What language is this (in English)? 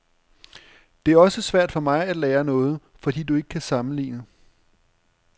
Danish